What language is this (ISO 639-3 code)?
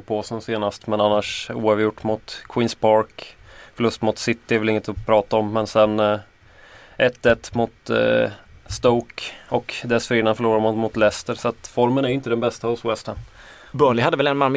swe